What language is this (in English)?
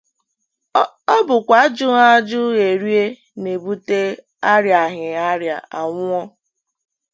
Igbo